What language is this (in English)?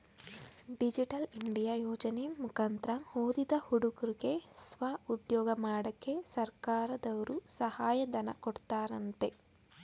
Kannada